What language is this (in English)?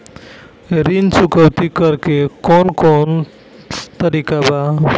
Bhojpuri